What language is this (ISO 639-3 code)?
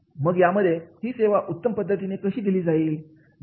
mar